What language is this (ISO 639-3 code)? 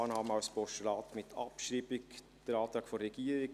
gsw